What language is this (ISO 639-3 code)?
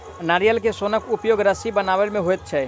mai